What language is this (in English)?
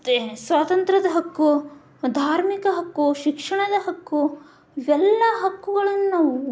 Kannada